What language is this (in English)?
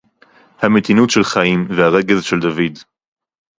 Hebrew